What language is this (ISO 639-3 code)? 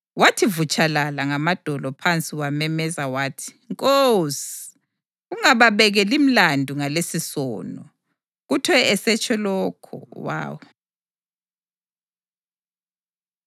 nde